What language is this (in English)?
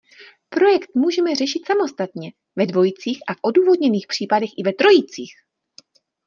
Czech